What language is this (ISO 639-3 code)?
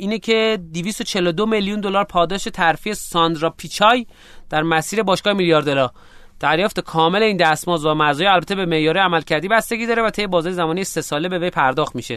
fas